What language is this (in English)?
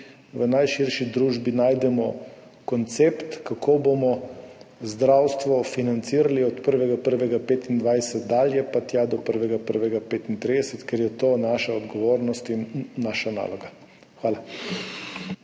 Slovenian